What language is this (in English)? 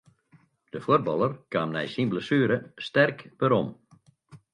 Western Frisian